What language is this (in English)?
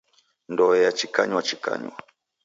Taita